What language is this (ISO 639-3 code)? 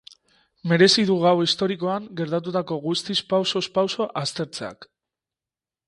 eus